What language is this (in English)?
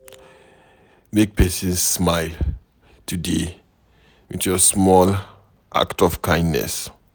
Nigerian Pidgin